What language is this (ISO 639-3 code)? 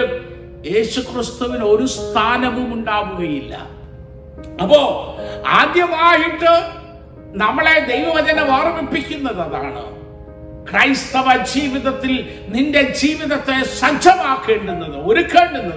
mal